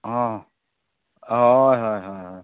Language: Santali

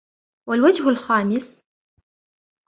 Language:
Arabic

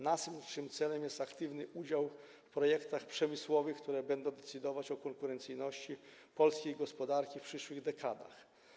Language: Polish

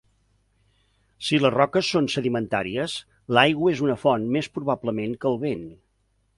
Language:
Catalan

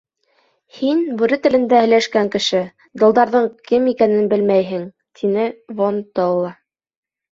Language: Bashkir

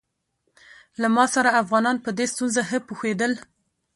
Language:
Pashto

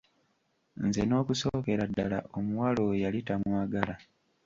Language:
Ganda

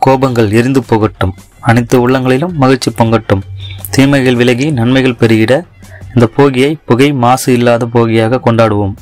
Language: Thai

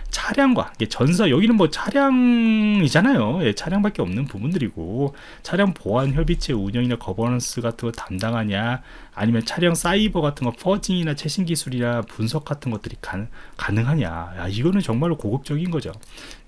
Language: Korean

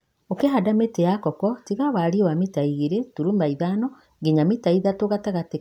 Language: Kikuyu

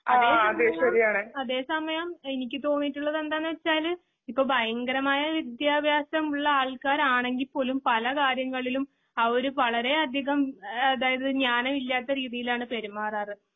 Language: Malayalam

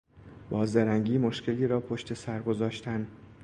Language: Persian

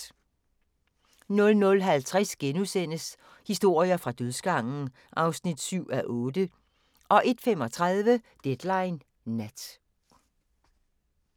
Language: Danish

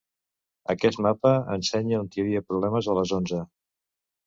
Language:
Catalan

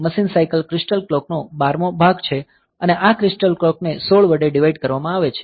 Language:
Gujarati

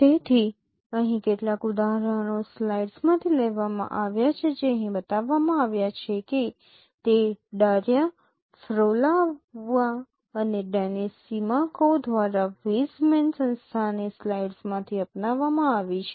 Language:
Gujarati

